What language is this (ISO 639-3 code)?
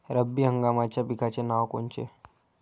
mar